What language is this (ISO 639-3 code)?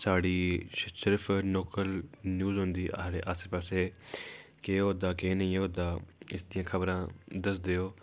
doi